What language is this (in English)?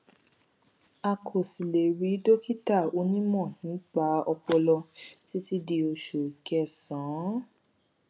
Yoruba